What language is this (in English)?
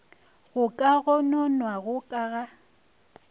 Northern Sotho